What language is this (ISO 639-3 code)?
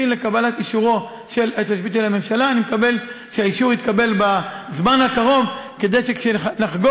heb